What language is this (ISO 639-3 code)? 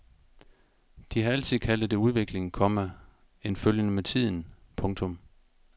dan